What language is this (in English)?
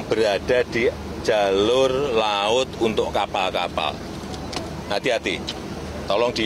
Indonesian